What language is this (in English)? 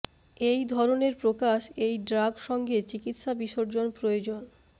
Bangla